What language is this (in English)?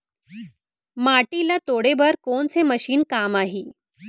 Chhattisgarhi